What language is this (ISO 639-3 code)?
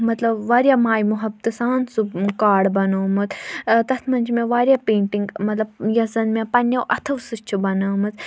kas